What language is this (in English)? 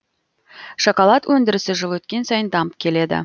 Kazakh